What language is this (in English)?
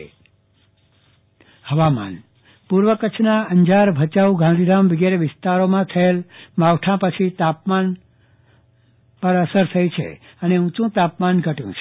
Gujarati